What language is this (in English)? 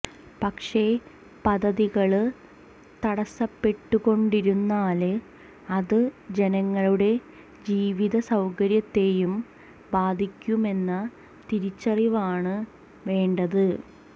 Malayalam